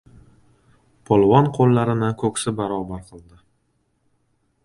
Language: Uzbek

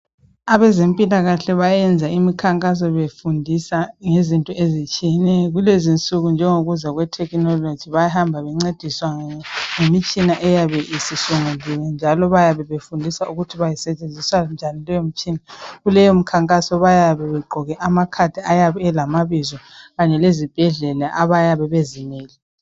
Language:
North Ndebele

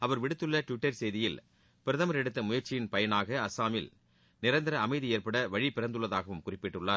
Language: Tamil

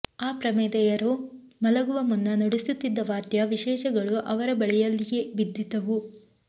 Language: Kannada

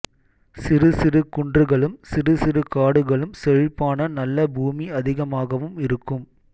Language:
Tamil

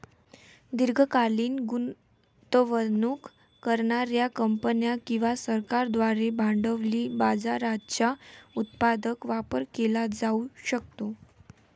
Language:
Marathi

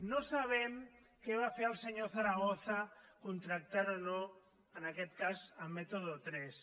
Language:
Catalan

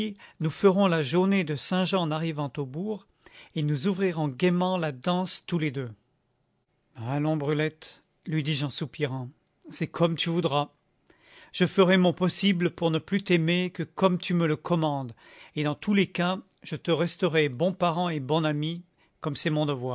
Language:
French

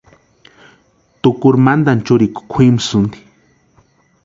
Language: Western Highland Purepecha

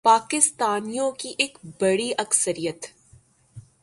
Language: Urdu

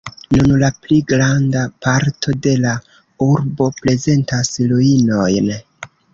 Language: Esperanto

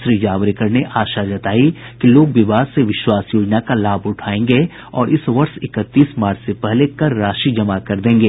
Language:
Hindi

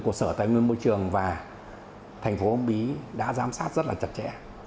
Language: Vietnamese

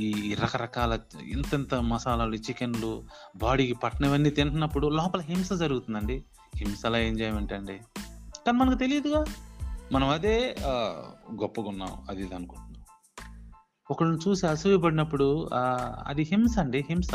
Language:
Telugu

